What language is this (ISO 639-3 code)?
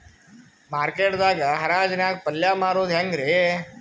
kan